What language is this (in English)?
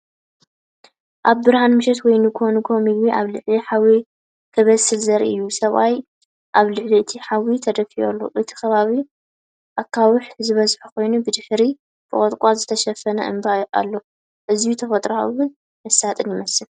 Tigrinya